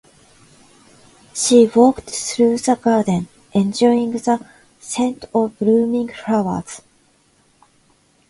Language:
Japanese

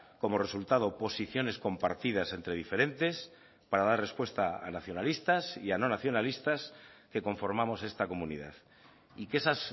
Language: Spanish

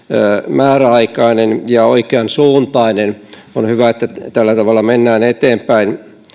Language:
Finnish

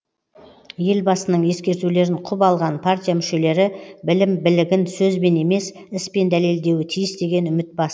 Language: Kazakh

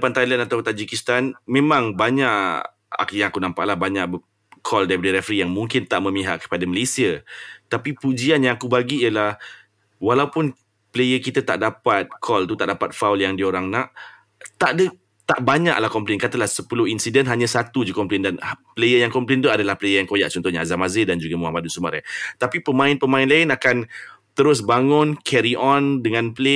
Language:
Malay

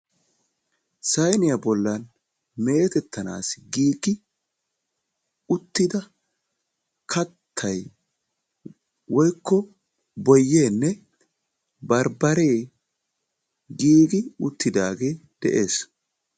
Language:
Wolaytta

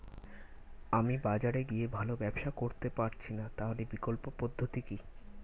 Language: Bangla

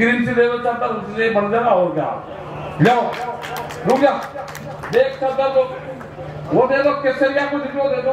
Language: Hindi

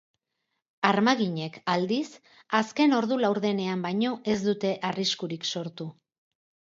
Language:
Basque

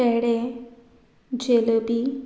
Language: Konkani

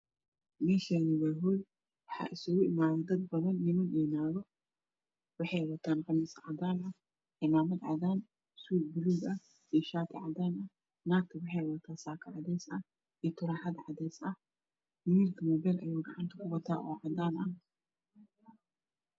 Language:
Somali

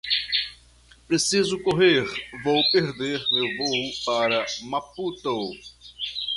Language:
Portuguese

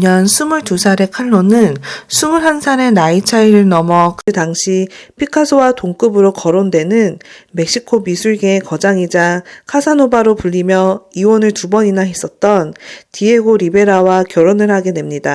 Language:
Korean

